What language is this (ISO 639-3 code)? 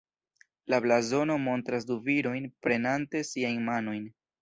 epo